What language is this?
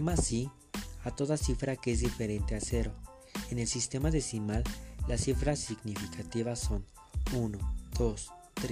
Spanish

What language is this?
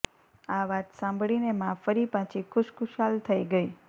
Gujarati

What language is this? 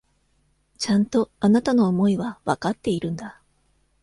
Japanese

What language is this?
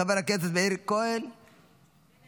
Hebrew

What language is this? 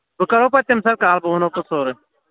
Kashmiri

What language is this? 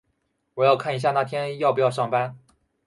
Chinese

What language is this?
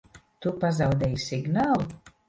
Latvian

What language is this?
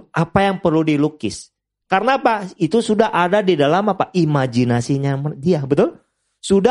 Indonesian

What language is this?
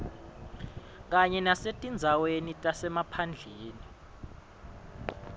Swati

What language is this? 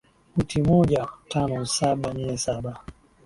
Swahili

